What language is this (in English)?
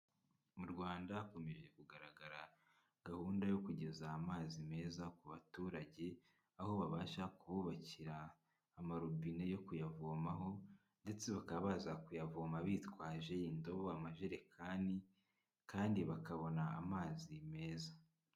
Kinyarwanda